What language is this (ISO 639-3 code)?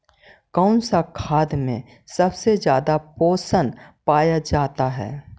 mag